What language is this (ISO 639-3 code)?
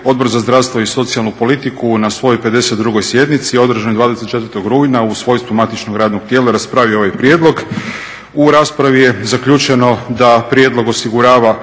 hrv